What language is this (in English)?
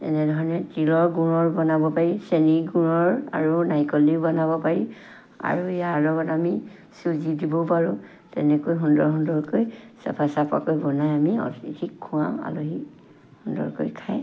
Assamese